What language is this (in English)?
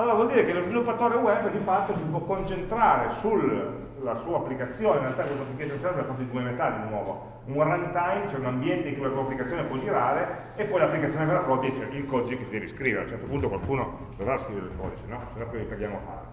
Italian